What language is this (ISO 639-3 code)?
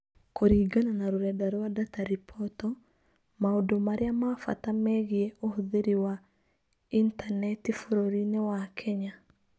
kik